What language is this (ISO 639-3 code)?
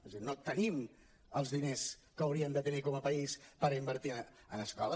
cat